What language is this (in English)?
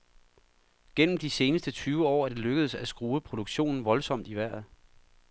Danish